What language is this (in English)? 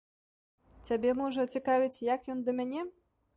Belarusian